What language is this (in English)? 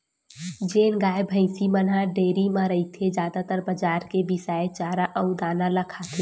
Chhattisgarhi